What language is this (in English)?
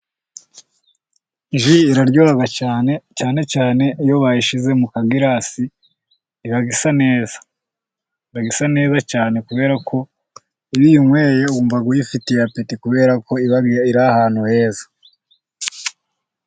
Kinyarwanda